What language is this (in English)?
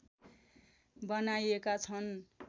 Nepali